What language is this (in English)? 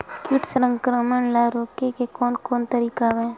Chhattisgarhi